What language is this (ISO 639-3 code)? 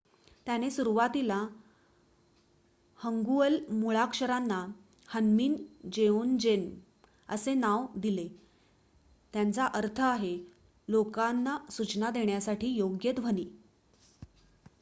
mar